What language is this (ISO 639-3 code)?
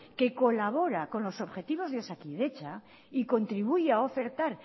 spa